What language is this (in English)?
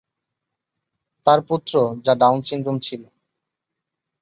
Bangla